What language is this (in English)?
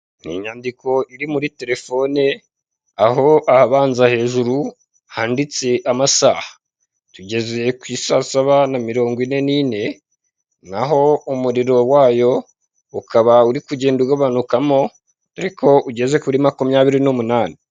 Kinyarwanda